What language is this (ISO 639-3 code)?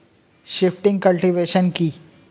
ben